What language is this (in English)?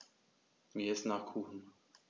German